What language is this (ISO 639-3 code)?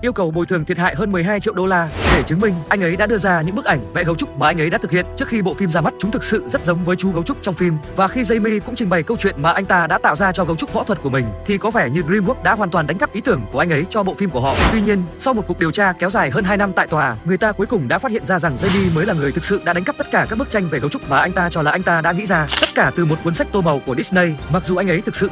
vie